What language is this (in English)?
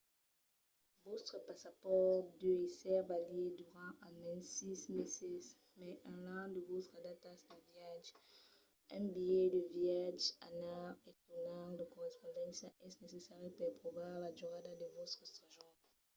Occitan